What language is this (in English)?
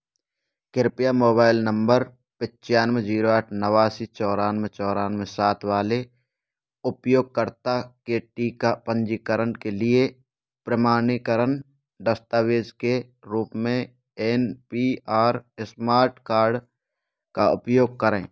Hindi